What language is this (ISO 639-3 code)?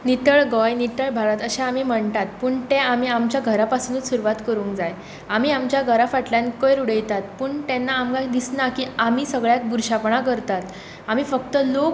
kok